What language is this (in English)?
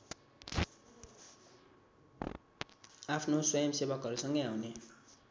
Nepali